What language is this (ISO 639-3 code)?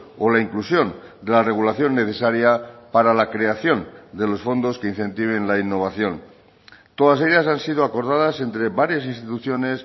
spa